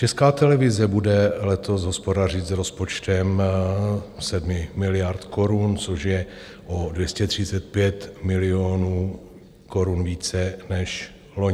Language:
Czech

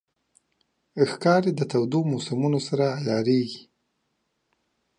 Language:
Pashto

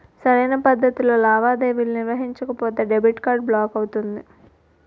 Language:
Telugu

